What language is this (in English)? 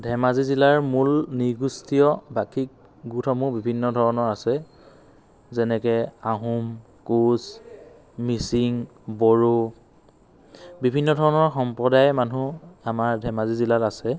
Assamese